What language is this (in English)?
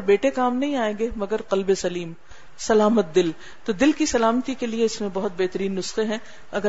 Urdu